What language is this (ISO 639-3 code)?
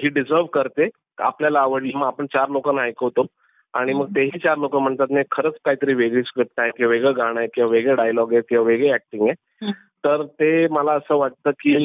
mar